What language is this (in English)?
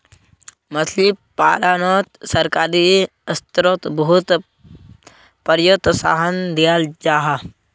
Magahi